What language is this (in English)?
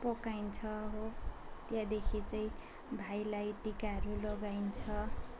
Nepali